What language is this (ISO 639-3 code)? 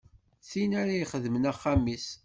kab